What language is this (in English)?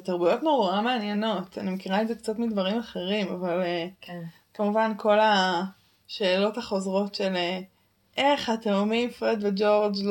Hebrew